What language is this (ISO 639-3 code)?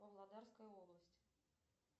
rus